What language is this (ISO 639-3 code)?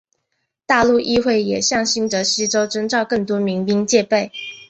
zho